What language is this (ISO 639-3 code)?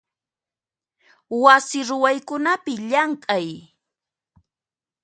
qxp